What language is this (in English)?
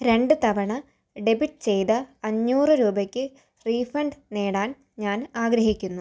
Malayalam